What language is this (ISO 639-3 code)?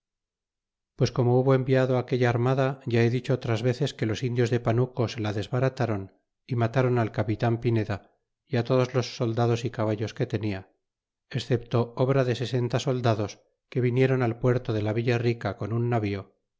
spa